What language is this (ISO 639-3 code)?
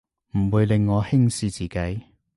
yue